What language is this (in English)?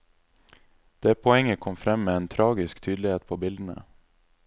Norwegian